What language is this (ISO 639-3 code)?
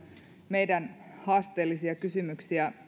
fin